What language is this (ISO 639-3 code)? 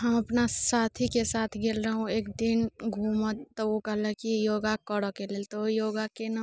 mai